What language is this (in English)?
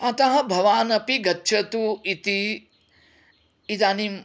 Sanskrit